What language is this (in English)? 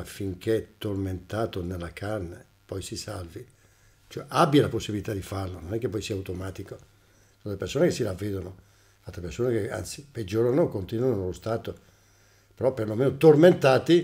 Italian